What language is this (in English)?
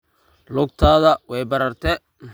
Somali